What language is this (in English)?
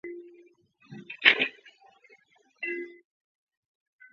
Chinese